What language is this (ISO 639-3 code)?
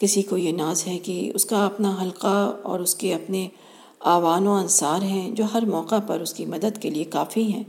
urd